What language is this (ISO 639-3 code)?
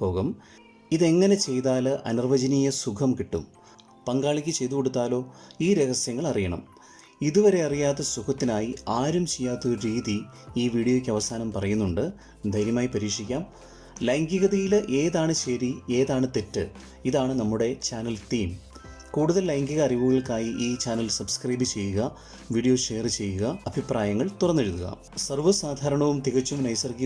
mal